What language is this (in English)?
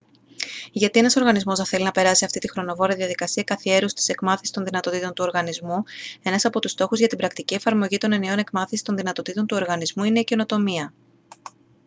Greek